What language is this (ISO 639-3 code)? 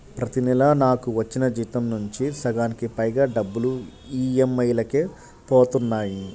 tel